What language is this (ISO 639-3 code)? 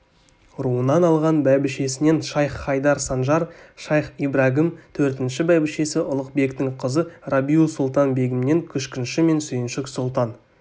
kaz